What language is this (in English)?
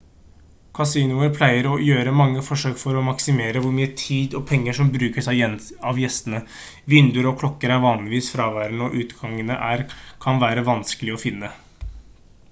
Norwegian Bokmål